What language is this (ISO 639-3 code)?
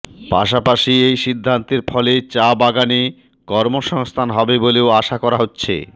ben